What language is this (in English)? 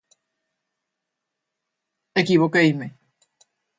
Galician